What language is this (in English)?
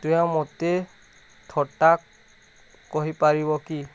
Odia